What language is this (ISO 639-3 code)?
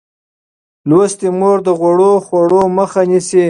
pus